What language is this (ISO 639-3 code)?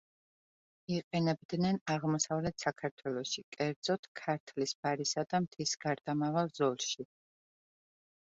kat